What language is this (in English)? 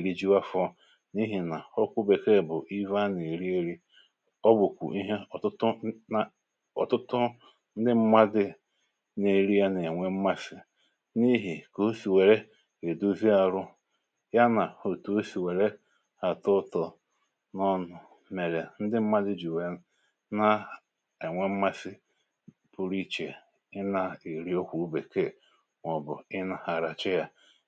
Igbo